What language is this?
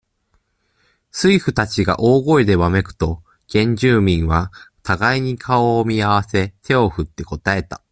Japanese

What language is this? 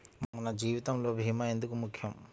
Telugu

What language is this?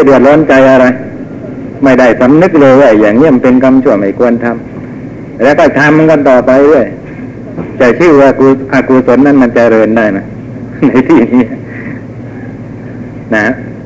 Thai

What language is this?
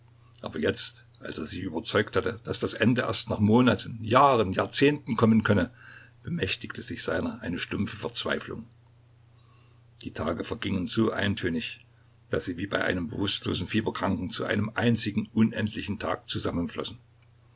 German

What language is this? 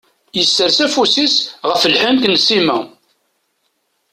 Kabyle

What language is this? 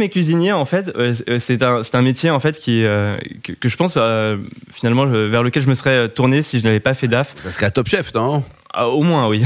French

